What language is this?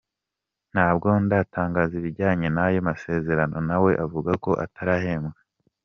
Kinyarwanda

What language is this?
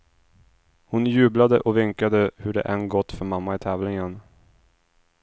Swedish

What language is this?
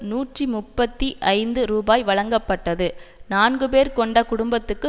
Tamil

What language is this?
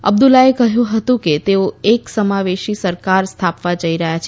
Gujarati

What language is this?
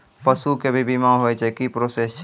Maithili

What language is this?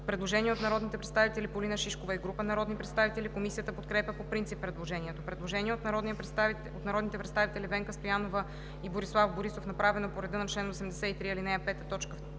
Bulgarian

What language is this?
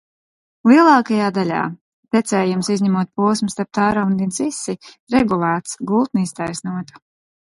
Latvian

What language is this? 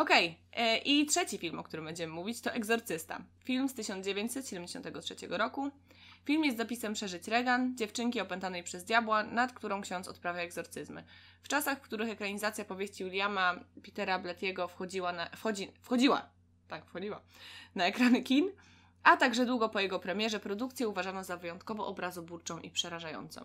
Polish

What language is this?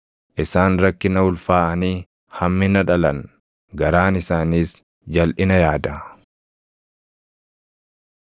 Oromo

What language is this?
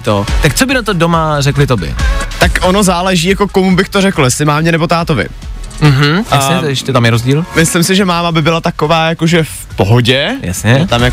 Czech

